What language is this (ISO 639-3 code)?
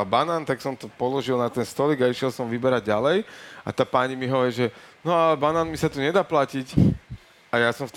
slk